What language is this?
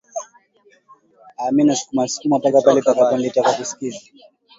Swahili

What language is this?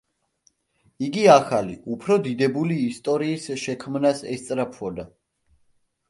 Georgian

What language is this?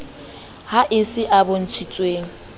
Southern Sotho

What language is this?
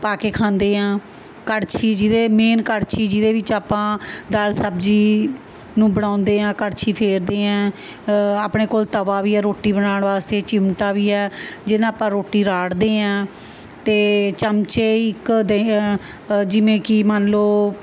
Punjabi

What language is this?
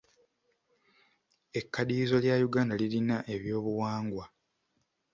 Ganda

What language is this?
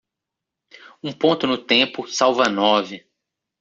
Portuguese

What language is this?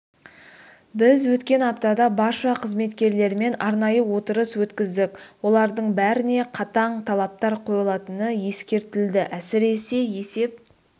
Kazakh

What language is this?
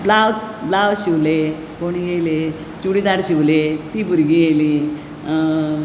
Konkani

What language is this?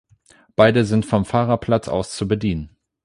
German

